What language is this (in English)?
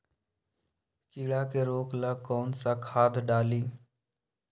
Magahi